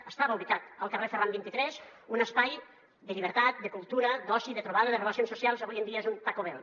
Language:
Catalan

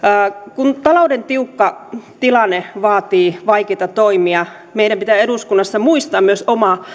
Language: Finnish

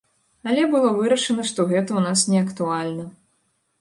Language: Belarusian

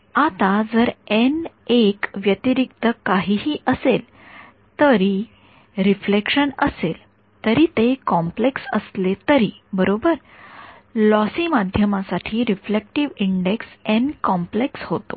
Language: Marathi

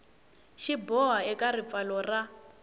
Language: Tsonga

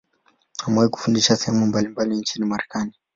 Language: Swahili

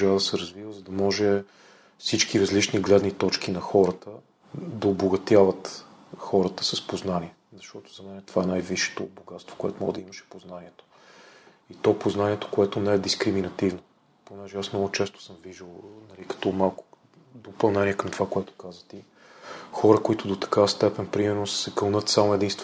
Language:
Bulgarian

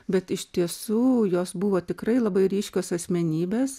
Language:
Lithuanian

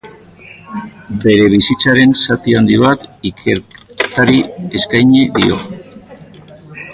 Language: Basque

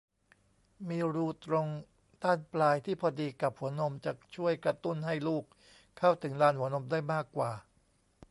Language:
Thai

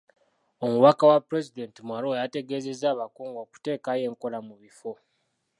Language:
Ganda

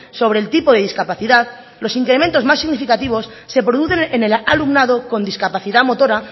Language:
Spanish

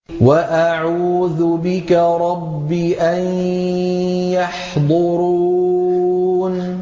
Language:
Arabic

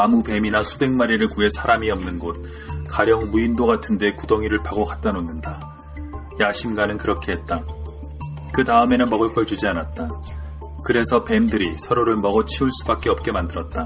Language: Korean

